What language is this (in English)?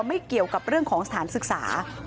Thai